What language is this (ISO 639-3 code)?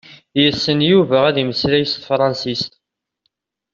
kab